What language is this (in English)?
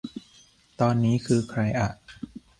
Thai